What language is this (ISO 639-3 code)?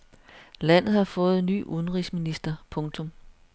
dan